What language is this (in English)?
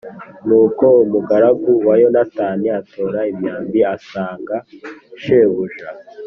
Kinyarwanda